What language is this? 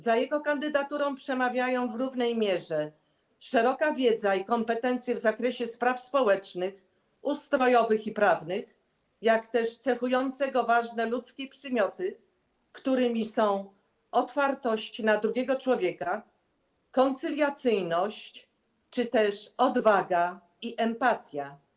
Polish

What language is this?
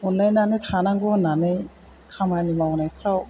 Bodo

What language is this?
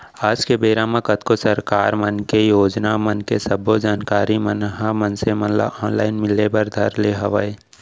Chhattisgarhi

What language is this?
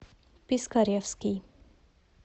Russian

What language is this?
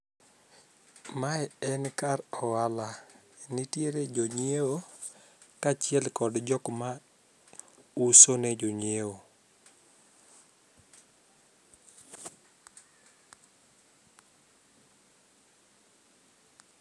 Luo (Kenya and Tanzania)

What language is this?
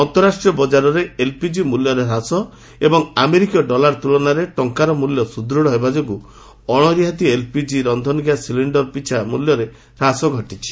Odia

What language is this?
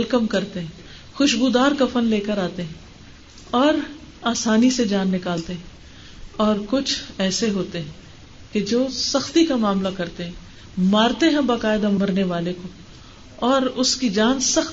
Urdu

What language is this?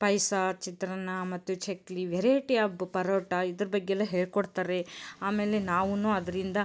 Kannada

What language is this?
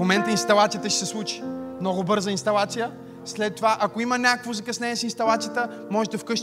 Bulgarian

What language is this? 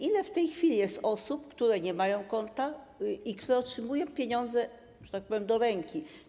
Polish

